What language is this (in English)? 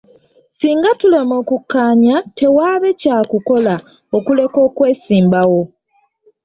Ganda